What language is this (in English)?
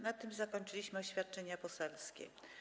Polish